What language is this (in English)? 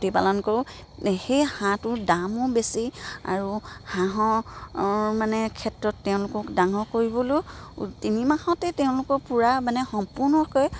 Assamese